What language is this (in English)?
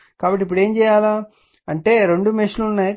Telugu